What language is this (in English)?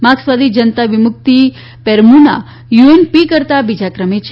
Gujarati